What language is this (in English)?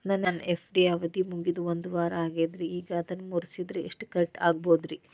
Kannada